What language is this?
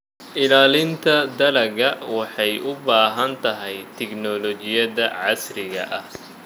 Somali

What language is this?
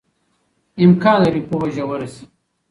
Pashto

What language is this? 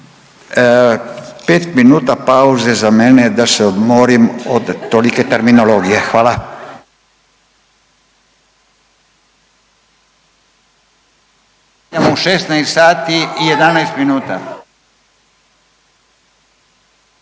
Croatian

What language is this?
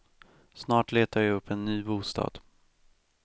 Swedish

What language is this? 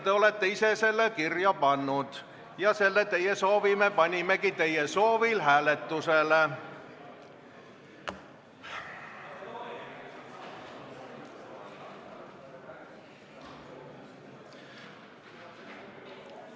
Estonian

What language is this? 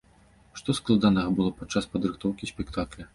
Belarusian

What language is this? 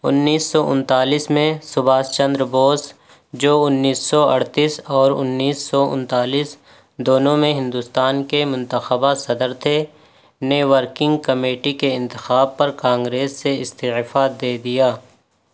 Urdu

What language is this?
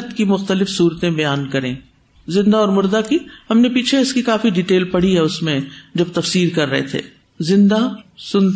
Urdu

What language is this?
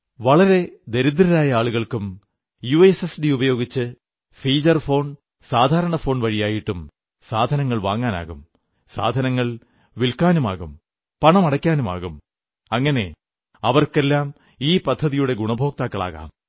Malayalam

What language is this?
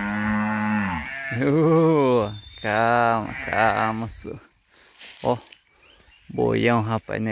Portuguese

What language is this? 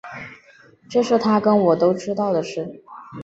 Chinese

